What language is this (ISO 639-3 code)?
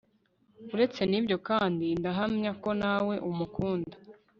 kin